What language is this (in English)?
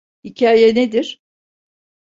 Turkish